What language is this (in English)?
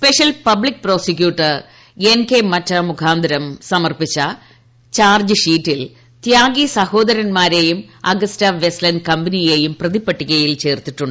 Malayalam